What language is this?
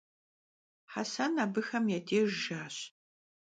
Kabardian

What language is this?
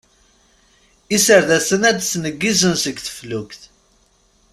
Kabyle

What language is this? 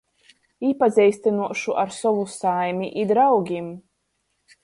Latgalian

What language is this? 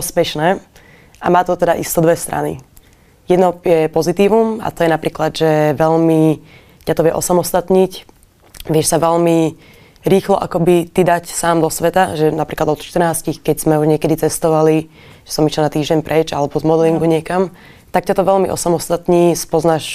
Slovak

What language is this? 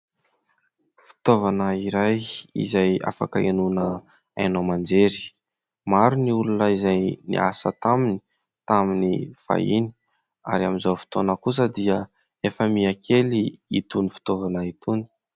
Malagasy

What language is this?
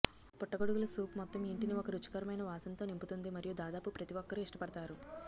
Telugu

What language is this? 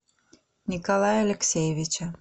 Russian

